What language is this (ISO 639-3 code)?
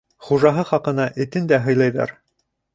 bak